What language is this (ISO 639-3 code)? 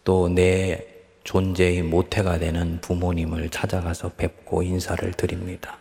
kor